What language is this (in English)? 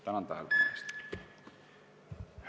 Estonian